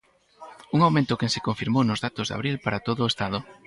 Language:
Galician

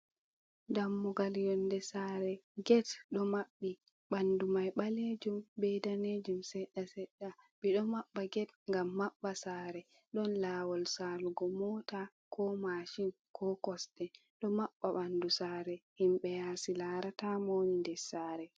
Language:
Fula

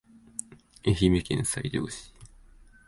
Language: Japanese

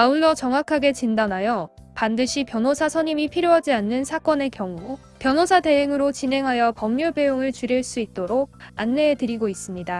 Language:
Korean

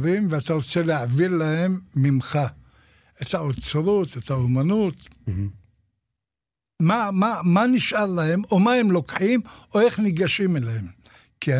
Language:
Hebrew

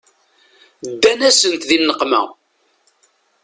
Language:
Kabyle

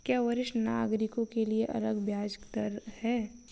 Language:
Hindi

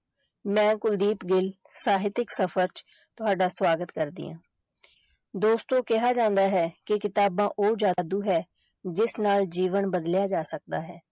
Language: Punjabi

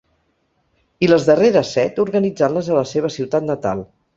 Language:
Catalan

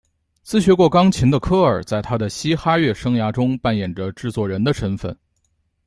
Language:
Chinese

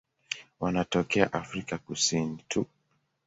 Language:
Swahili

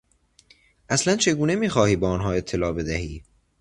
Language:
Persian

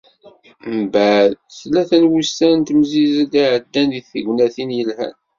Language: Kabyle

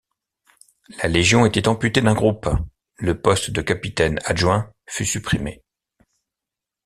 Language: French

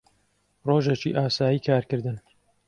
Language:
Central Kurdish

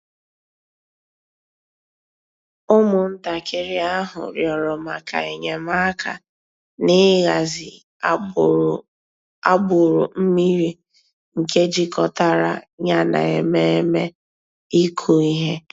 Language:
Igbo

